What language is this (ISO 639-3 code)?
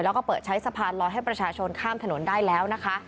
tha